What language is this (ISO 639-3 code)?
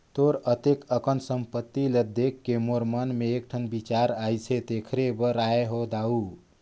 hne